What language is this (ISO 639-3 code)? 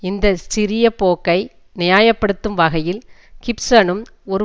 tam